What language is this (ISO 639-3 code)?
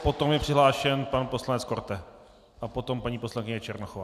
ces